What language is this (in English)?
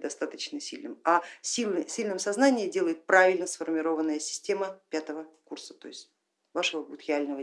Russian